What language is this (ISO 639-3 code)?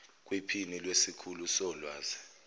zul